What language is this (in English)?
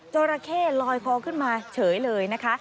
Thai